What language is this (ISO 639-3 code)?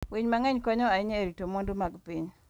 luo